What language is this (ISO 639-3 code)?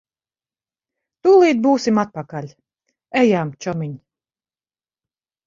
lav